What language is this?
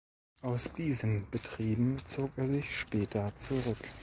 German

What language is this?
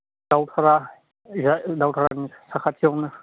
Bodo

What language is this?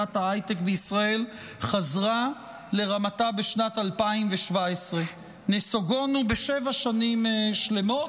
Hebrew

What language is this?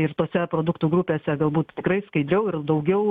Lithuanian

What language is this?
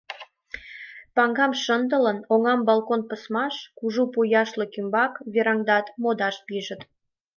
Mari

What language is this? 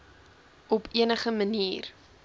Afrikaans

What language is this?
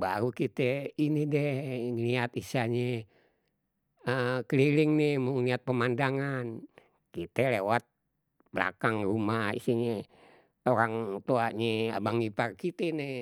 Betawi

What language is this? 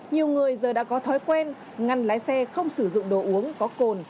Vietnamese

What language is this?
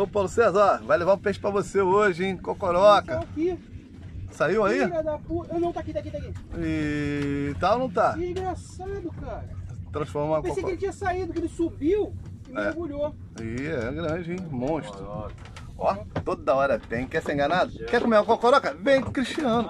Portuguese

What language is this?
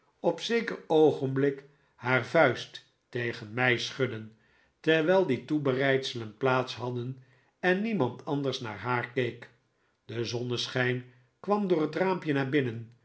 Dutch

